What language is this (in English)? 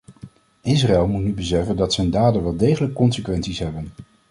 Dutch